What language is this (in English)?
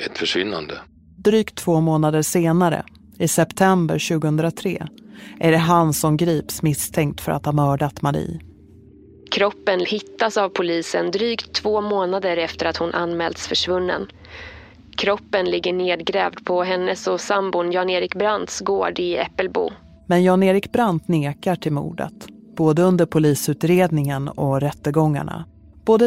Swedish